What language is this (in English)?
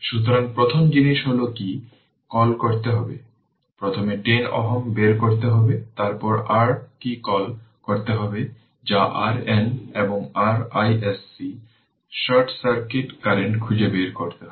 Bangla